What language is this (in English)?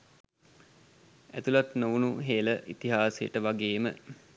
Sinhala